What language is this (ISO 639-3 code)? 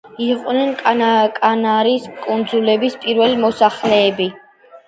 kat